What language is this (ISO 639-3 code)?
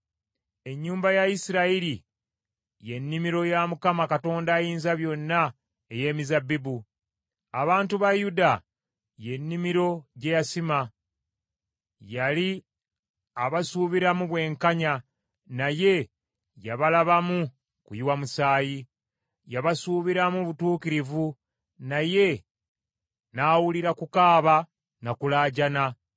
lug